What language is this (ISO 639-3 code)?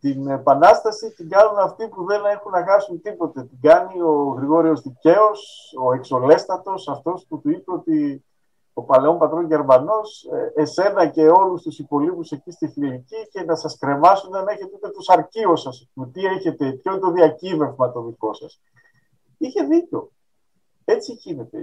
ell